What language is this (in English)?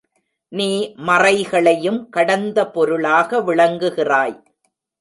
Tamil